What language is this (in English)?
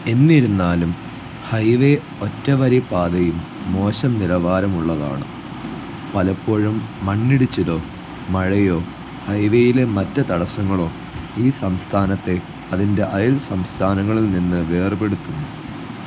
Malayalam